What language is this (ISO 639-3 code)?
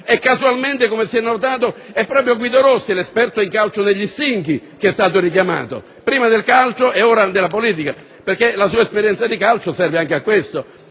ita